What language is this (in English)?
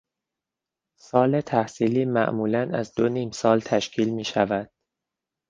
Persian